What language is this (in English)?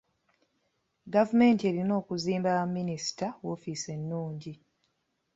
Ganda